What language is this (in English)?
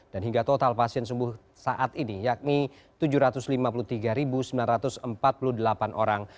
Indonesian